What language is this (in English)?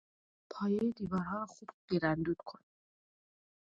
Persian